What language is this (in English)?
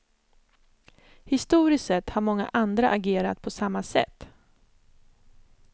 Swedish